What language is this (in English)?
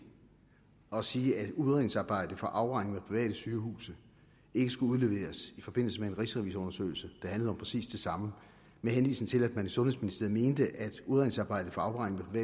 Danish